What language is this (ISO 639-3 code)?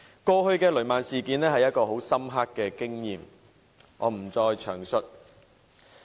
yue